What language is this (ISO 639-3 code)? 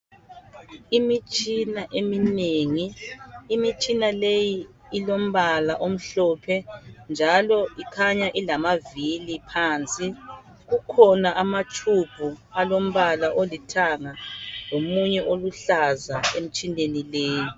nde